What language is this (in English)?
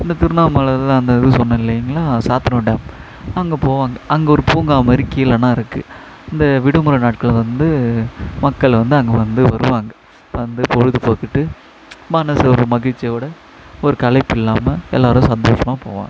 Tamil